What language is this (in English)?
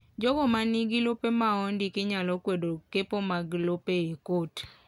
Luo (Kenya and Tanzania)